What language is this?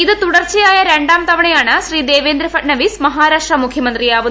Malayalam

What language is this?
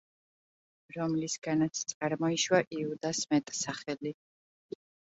Georgian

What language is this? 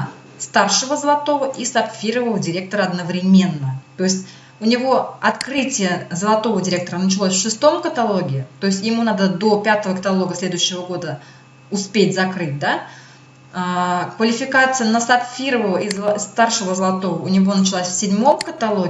Russian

